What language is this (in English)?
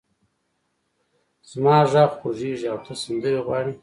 Pashto